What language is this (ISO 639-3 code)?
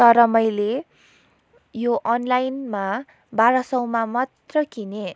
nep